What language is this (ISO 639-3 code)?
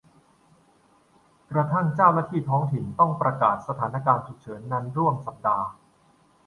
tha